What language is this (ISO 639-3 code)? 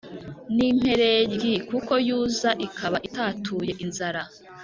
kin